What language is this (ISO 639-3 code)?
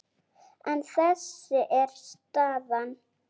isl